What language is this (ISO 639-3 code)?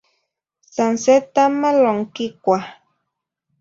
nhi